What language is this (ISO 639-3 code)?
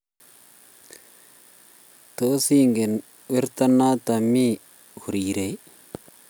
kln